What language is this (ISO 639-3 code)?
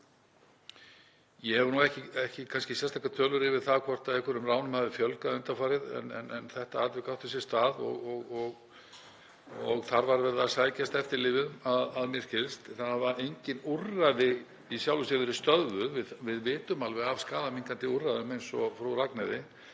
isl